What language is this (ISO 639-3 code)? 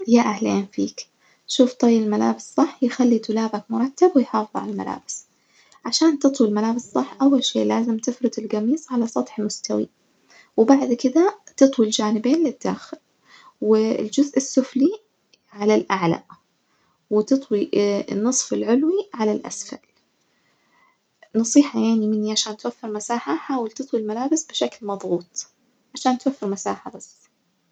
ars